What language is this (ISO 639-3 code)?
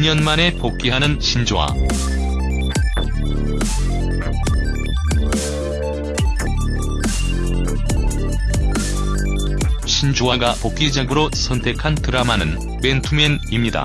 kor